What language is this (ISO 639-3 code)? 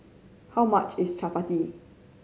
eng